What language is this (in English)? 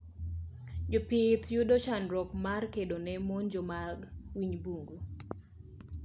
Luo (Kenya and Tanzania)